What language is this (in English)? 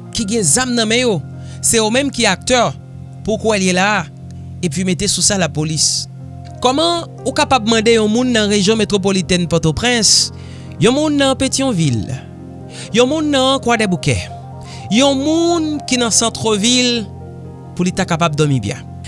French